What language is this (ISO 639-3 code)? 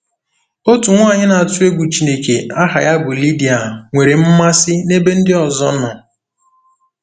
ibo